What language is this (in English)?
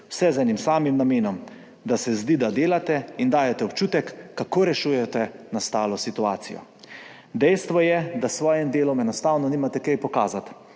Slovenian